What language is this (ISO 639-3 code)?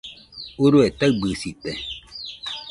hux